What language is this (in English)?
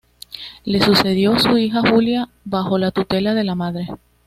Spanish